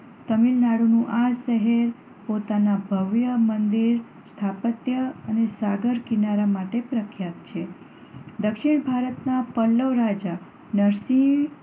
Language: Gujarati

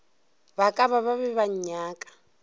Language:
Northern Sotho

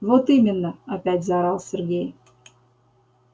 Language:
Russian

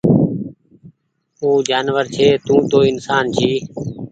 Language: Goaria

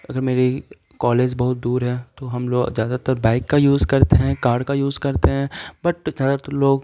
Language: Urdu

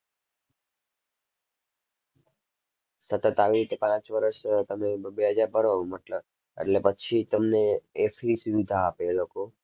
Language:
Gujarati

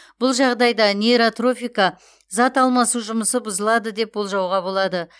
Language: Kazakh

